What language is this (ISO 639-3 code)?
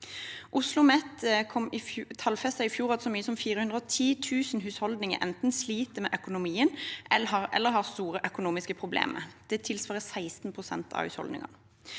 nor